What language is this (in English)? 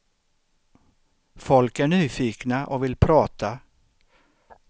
Swedish